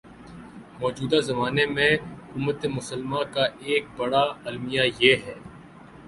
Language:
Urdu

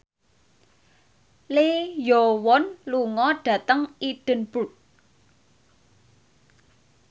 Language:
Javanese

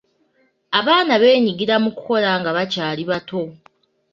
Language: Ganda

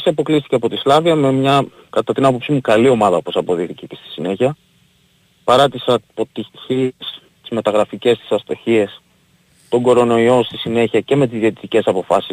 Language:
Greek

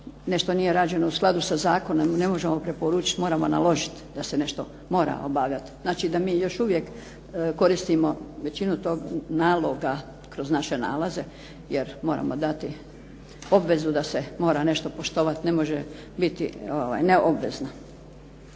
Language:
Croatian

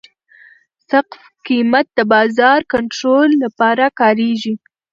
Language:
Pashto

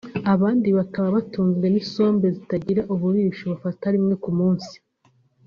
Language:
Kinyarwanda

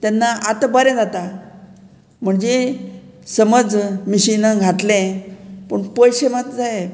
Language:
Konkani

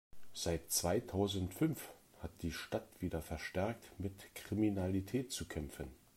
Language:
German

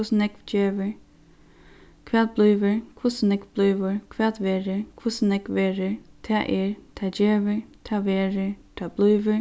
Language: Faroese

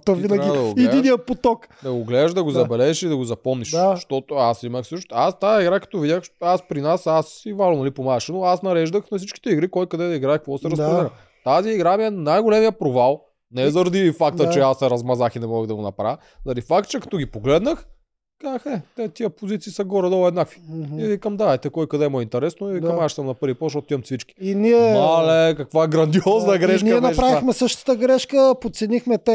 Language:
Bulgarian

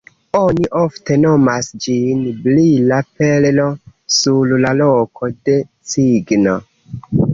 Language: Esperanto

